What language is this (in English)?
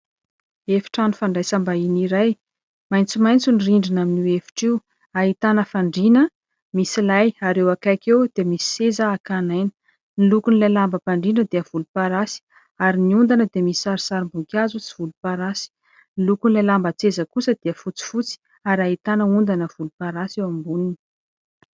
Malagasy